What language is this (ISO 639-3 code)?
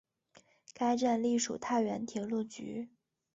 zho